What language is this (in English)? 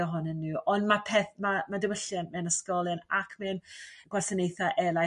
Welsh